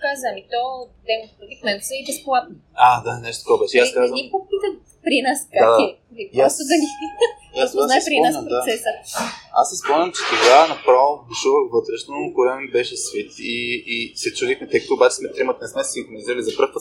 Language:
Bulgarian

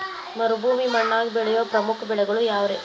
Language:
Kannada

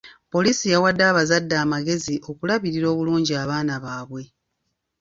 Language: Ganda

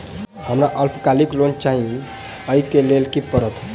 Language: Maithili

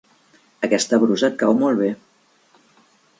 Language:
Catalan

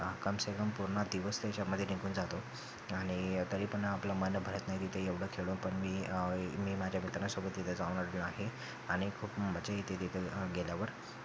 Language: Marathi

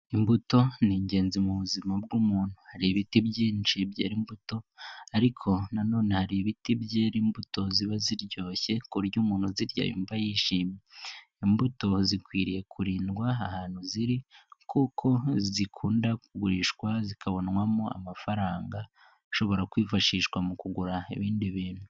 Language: Kinyarwanda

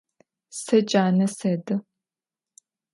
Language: Adyghe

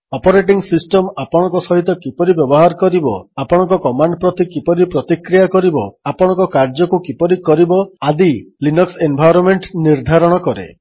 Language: Odia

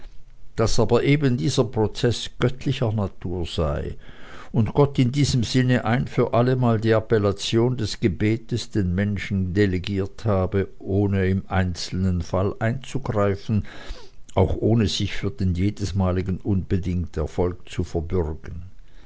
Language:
German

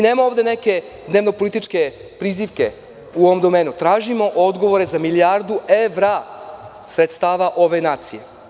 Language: Serbian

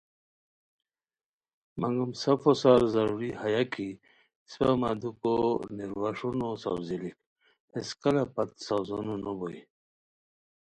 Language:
Khowar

